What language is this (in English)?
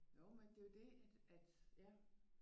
Danish